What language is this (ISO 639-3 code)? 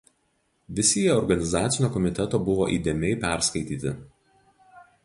lit